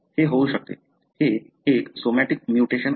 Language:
Marathi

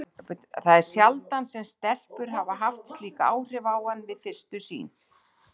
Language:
Icelandic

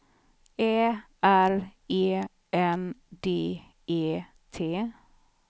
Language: Swedish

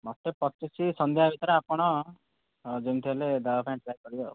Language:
Odia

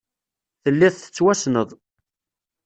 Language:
Kabyle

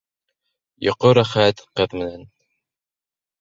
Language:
Bashkir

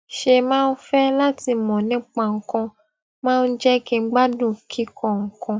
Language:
Yoruba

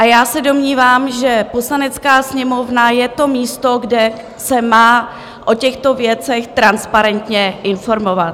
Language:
Czech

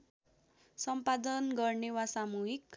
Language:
Nepali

